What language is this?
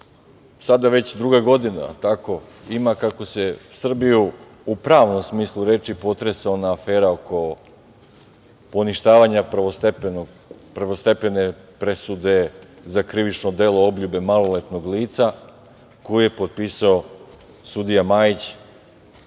Serbian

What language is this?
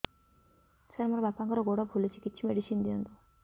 Odia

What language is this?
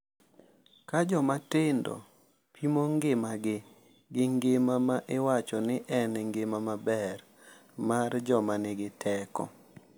Luo (Kenya and Tanzania)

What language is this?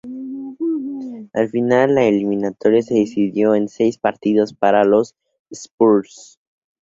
Spanish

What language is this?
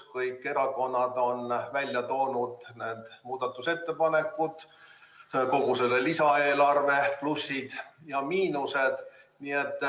Estonian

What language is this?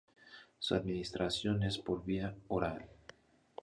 Spanish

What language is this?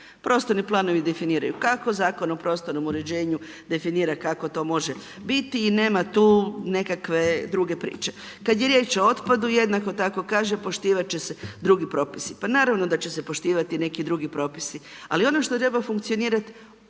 Croatian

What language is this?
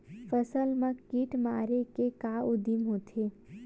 Chhattisgarhi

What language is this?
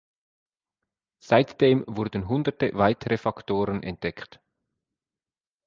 German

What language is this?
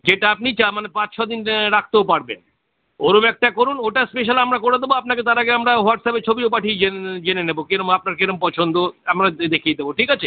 Bangla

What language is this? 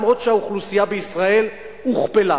Hebrew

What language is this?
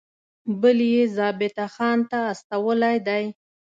Pashto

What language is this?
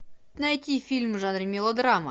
Russian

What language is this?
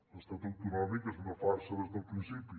Catalan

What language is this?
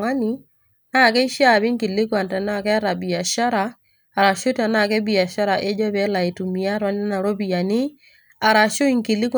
Masai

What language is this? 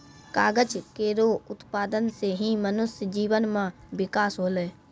Maithili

